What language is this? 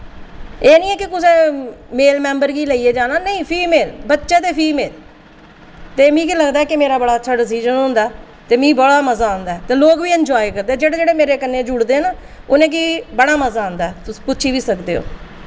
Dogri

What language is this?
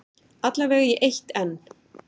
Icelandic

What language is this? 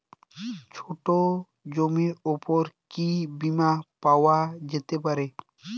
Bangla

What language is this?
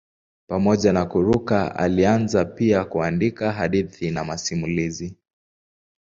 Swahili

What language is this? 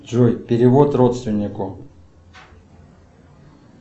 Russian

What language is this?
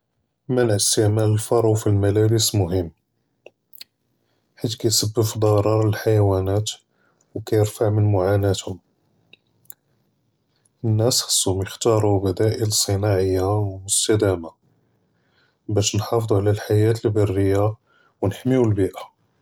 Judeo-Arabic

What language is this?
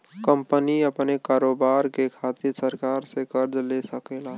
Bhojpuri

